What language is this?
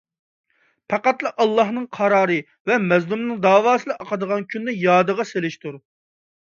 Uyghur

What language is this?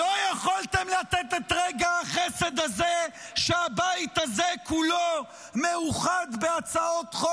Hebrew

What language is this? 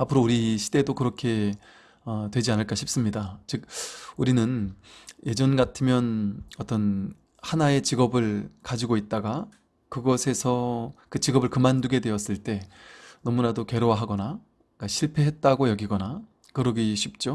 Korean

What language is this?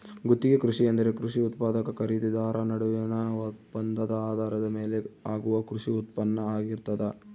Kannada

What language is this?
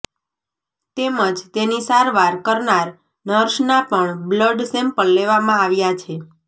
Gujarati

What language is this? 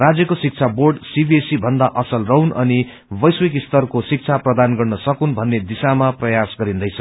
Nepali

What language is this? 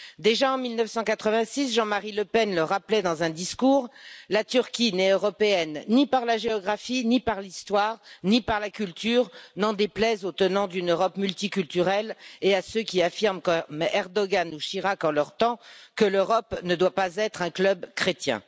French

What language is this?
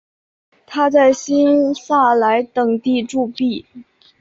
Chinese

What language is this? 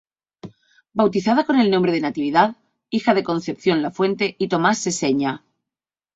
Spanish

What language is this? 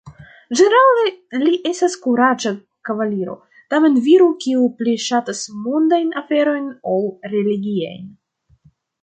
Esperanto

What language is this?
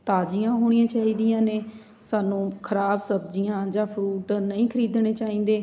Punjabi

